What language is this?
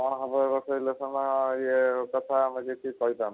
Odia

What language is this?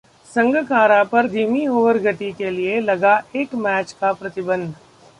Hindi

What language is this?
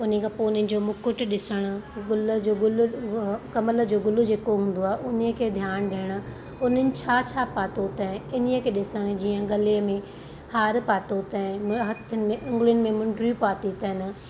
Sindhi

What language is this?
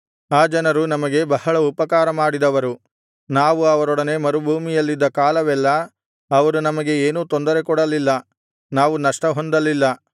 Kannada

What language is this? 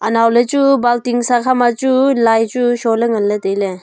Wancho Naga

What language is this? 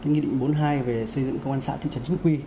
Vietnamese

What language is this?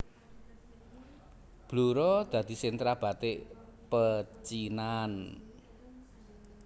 Javanese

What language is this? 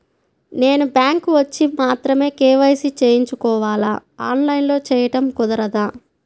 Telugu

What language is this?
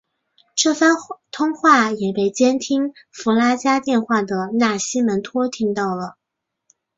Chinese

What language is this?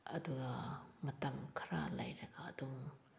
Manipuri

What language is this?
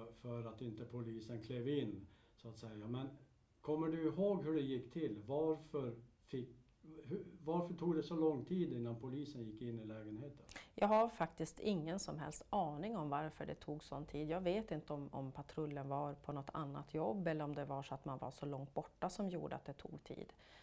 Swedish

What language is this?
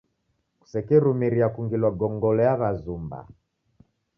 Taita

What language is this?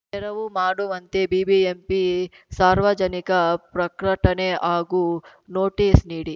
Kannada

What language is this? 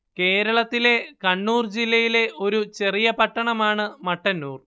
Malayalam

